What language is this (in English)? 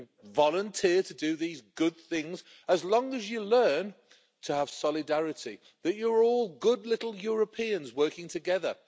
English